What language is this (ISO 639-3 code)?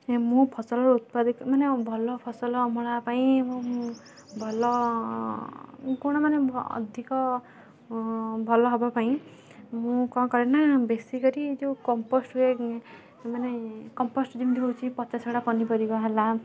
ori